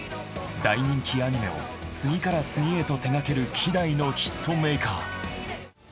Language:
Japanese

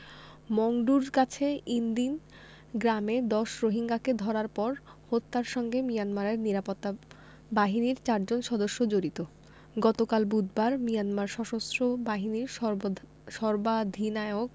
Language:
Bangla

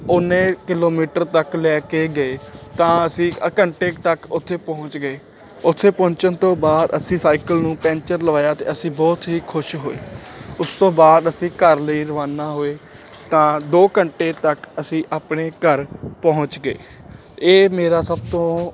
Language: Punjabi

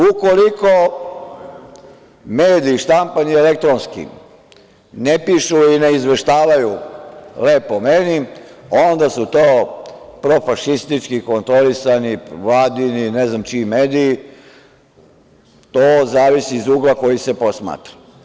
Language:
Serbian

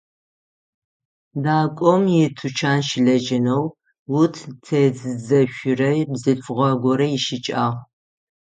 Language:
Adyghe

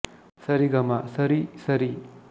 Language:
Kannada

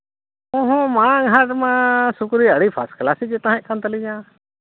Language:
Santali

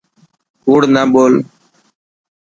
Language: Dhatki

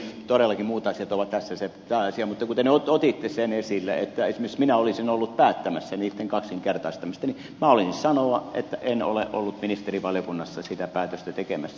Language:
Finnish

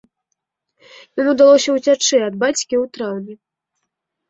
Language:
Belarusian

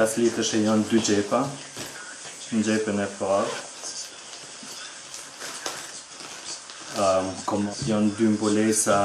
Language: Hungarian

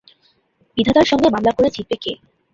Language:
Bangla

